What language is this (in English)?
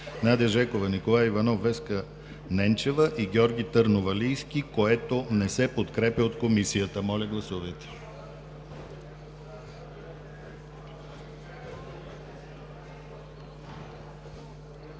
Bulgarian